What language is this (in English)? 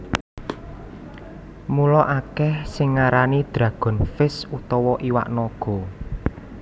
Javanese